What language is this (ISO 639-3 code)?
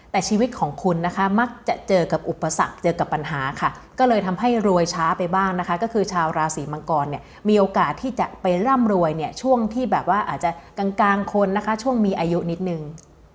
tha